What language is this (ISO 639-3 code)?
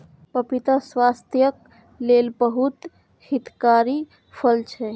mai